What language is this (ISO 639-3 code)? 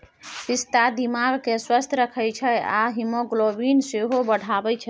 mai